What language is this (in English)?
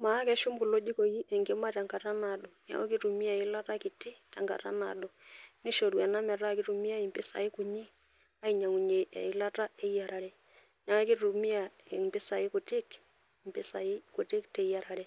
Masai